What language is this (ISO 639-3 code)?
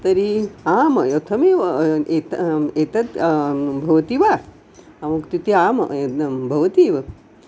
san